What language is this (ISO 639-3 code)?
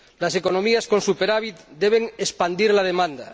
spa